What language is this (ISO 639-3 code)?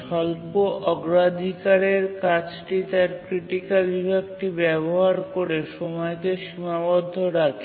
ben